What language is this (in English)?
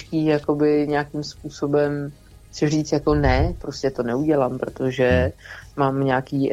Czech